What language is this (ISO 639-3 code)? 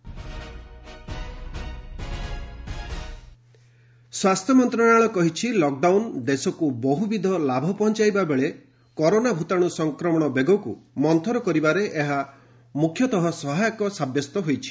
ori